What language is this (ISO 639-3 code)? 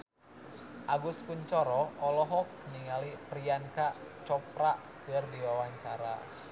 sun